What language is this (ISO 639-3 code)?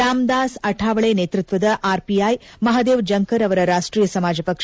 kan